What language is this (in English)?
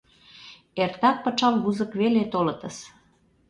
Mari